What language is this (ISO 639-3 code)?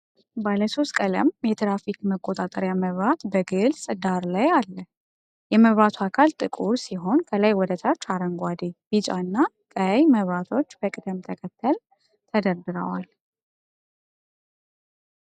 amh